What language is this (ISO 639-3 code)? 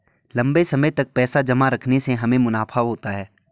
hin